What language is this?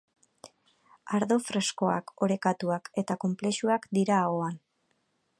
Basque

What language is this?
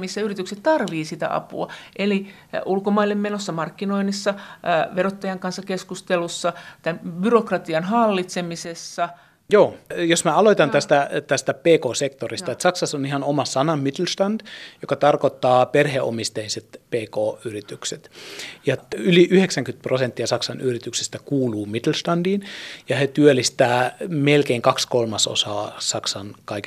Finnish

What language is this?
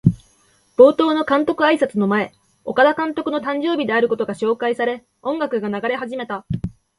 Japanese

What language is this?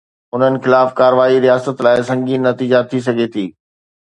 Sindhi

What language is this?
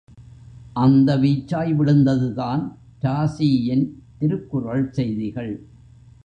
Tamil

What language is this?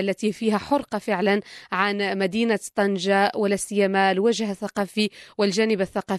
Arabic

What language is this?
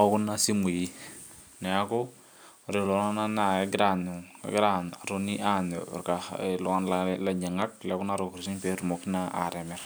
Masai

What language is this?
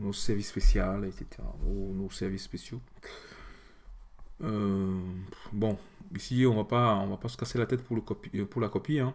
French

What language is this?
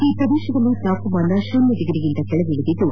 Kannada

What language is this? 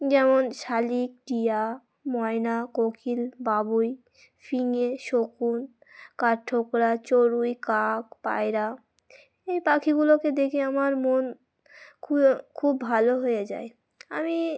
Bangla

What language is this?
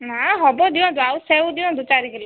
Odia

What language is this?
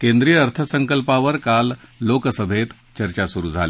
Marathi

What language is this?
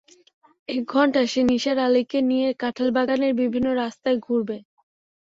Bangla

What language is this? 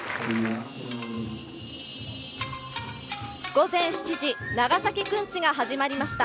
Japanese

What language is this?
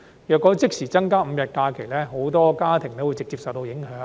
Cantonese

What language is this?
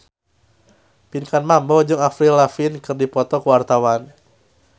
Sundanese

